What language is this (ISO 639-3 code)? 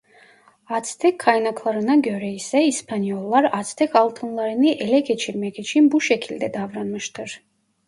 tur